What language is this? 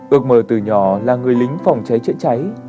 Vietnamese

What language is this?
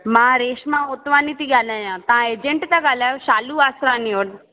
Sindhi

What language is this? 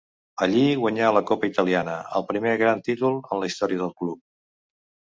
Catalan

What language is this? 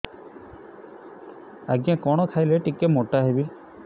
Odia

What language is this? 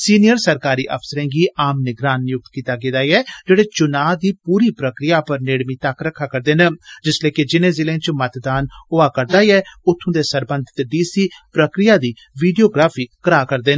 Dogri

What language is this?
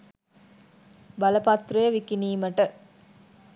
Sinhala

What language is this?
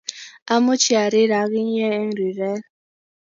Kalenjin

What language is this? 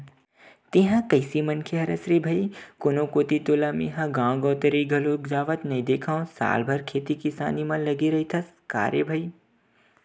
Chhattisgarhi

